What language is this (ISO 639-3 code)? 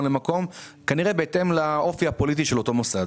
heb